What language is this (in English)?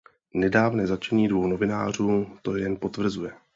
Czech